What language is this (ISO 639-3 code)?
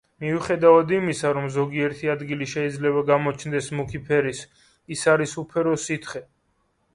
kat